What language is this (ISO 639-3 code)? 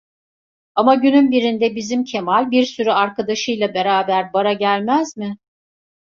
tur